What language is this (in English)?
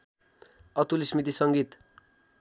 Nepali